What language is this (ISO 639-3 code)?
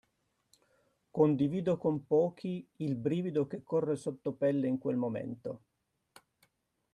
ita